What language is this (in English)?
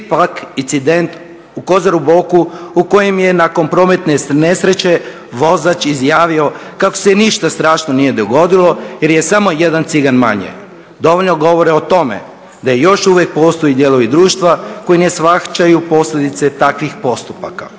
Croatian